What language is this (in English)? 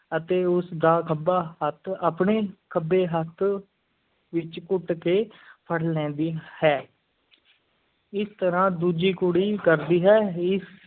Punjabi